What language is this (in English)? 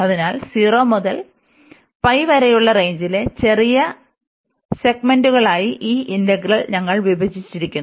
Malayalam